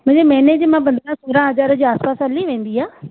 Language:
Sindhi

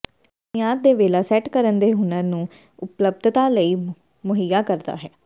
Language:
Punjabi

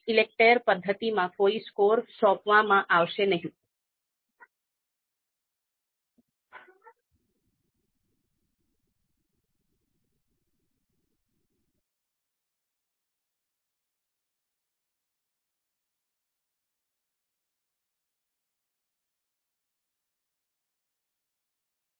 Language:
Gujarati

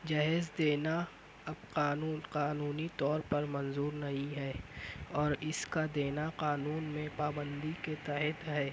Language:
Urdu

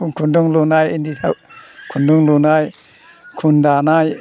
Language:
Bodo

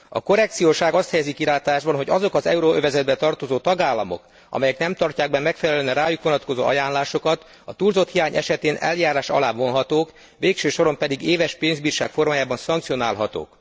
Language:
Hungarian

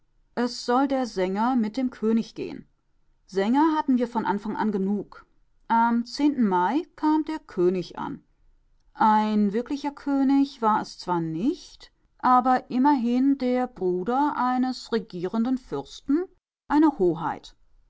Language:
German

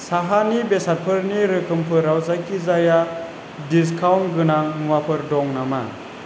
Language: Bodo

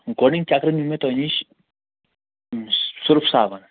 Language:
Kashmiri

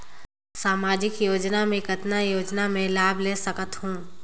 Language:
Chhattisgarhi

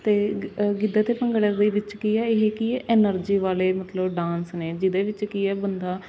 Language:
Punjabi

